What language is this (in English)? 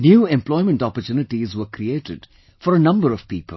English